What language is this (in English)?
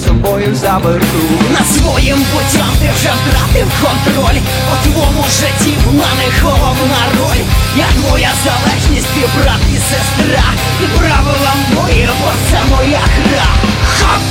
Ukrainian